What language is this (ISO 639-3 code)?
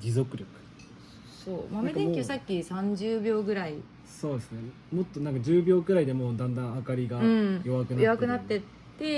jpn